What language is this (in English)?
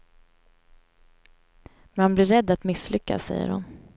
Swedish